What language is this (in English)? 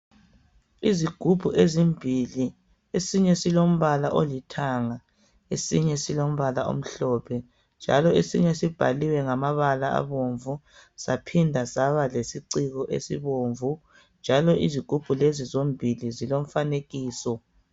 North Ndebele